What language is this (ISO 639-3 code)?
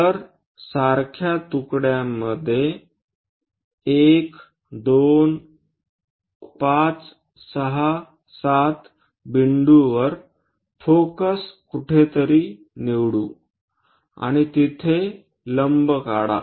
mar